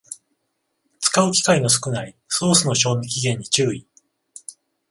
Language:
Japanese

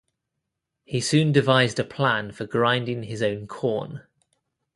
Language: English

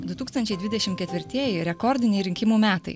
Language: Lithuanian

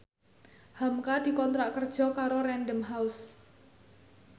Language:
Javanese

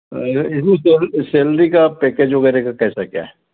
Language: Hindi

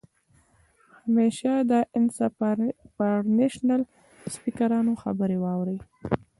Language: Pashto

